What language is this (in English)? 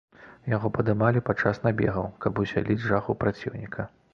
Belarusian